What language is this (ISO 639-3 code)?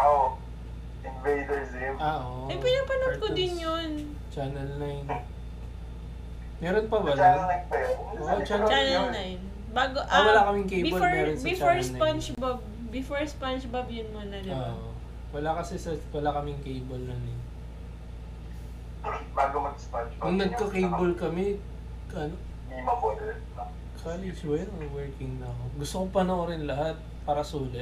fil